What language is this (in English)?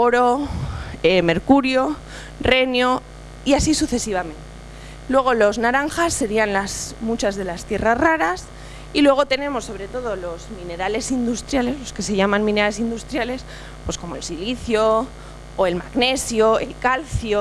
Spanish